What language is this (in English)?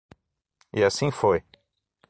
Portuguese